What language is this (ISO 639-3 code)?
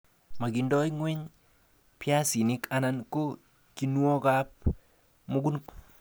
kln